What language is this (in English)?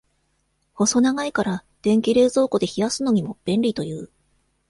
Japanese